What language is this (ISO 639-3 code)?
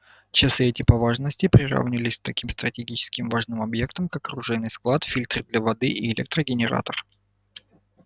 rus